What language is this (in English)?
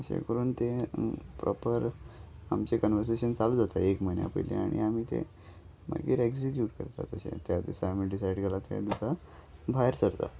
Konkani